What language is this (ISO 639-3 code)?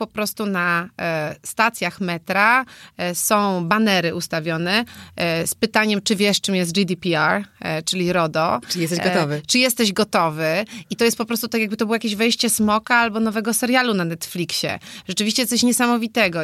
pol